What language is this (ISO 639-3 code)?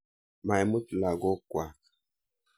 kln